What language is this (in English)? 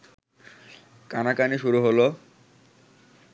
Bangla